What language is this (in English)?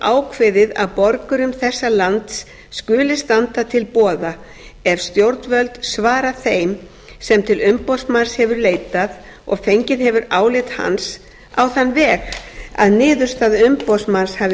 Icelandic